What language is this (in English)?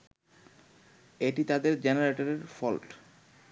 Bangla